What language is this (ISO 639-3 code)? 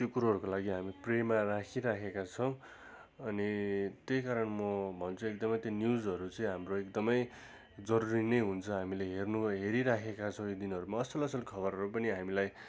nep